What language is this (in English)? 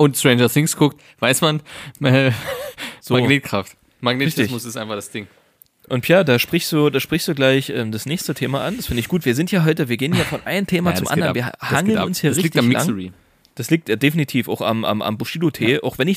German